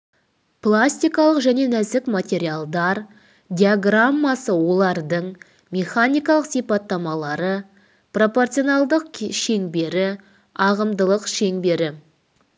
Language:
Kazakh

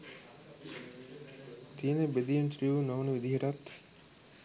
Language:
Sinhala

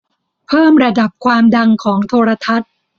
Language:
Thai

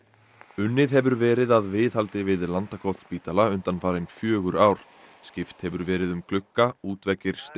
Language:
Icelandic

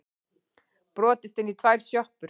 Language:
Icelandic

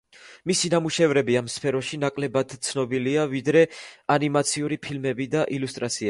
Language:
Georgian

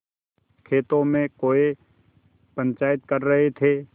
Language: Hindi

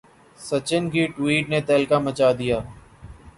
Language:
Urdu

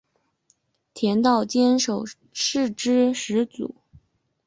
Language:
Chinese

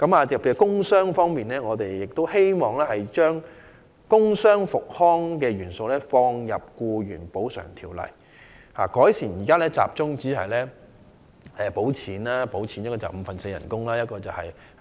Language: Cantonese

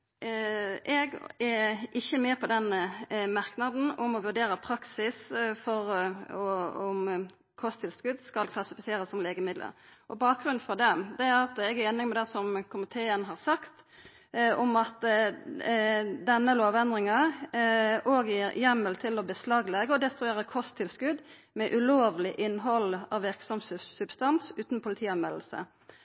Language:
Norwegian Nynorsk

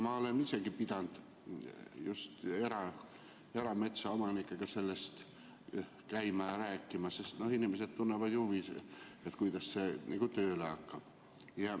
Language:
Estonian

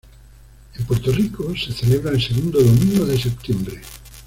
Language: Spanish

